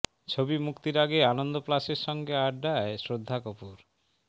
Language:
Bangla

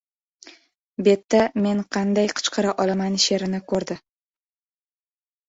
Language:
Uzbek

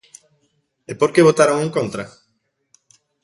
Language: Galician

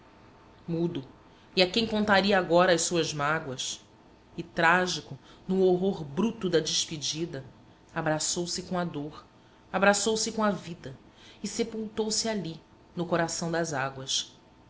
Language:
Portuguese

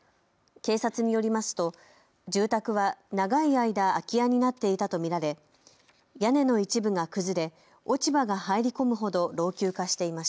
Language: Japanese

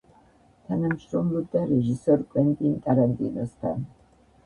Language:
Georgian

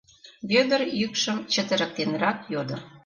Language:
Mari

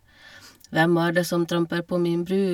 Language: Norwegian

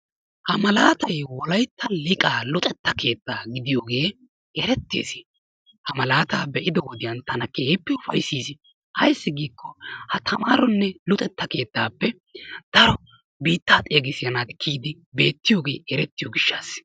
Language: Wolaytta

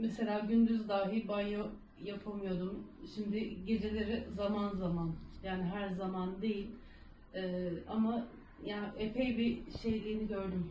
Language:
Turkish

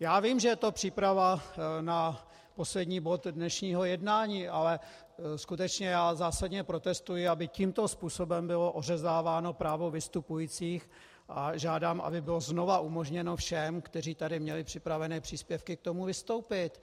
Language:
Czech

